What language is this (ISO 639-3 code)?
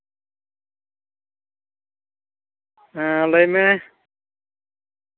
sat